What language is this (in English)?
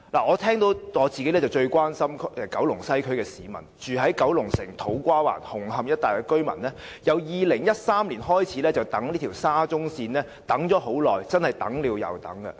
Cantonese